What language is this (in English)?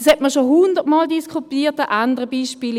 Swiss German